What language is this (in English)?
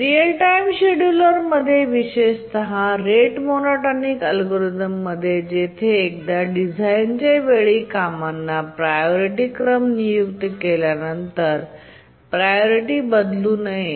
Marathi